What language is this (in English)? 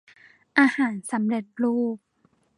Thai